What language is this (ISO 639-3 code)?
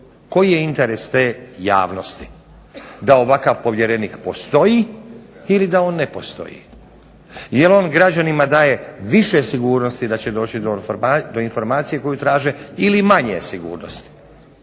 hrv